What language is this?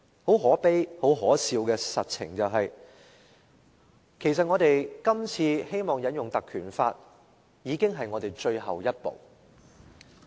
Cantonese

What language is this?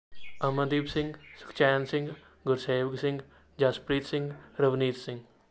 Punjabi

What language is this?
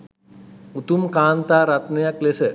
Sinhala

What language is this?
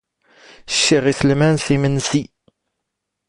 Standard Moroccan Tamazight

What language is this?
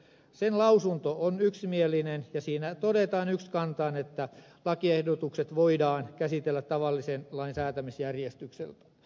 Finnish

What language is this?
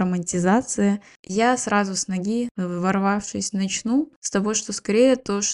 Russian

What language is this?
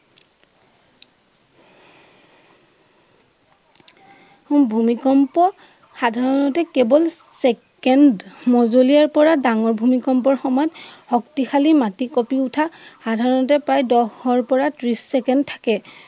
Assamese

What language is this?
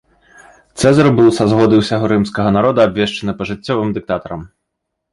Belarusian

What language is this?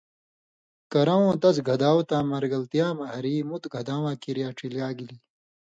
Indus Kohistani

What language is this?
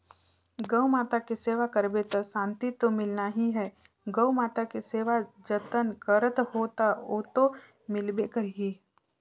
Chhattisgarhi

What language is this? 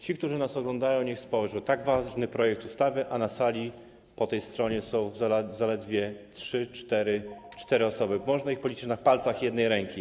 Polish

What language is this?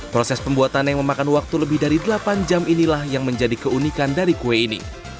Indonesian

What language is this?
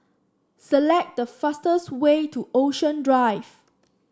English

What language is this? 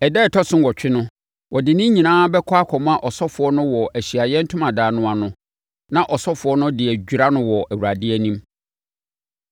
Akan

